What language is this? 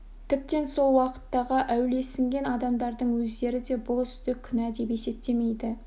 Kazakh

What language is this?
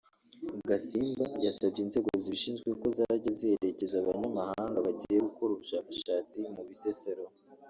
Kinyarwanda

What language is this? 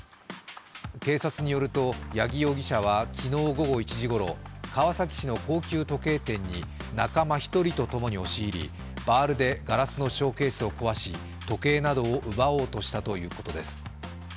Japanese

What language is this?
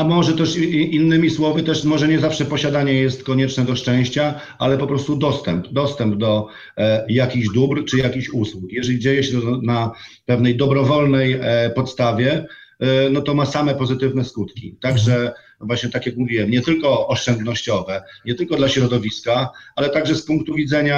Polish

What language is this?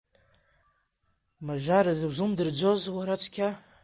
Abkhazian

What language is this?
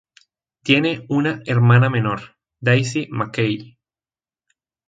Spanish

